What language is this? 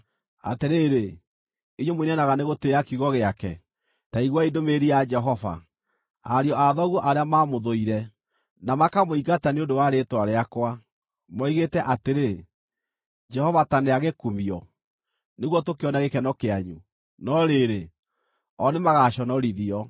Kikuyu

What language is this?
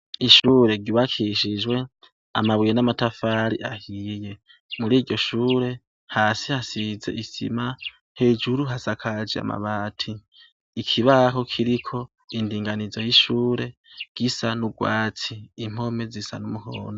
Rundi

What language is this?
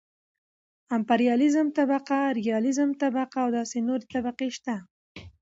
Pashto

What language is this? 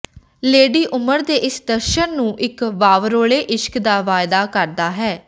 Punjabi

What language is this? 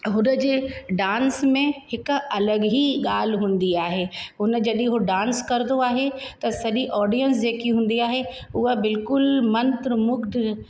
Sindhi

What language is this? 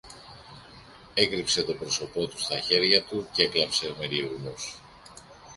Greek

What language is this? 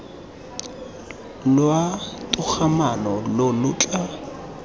Tswana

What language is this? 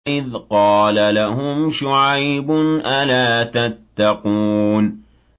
Arabic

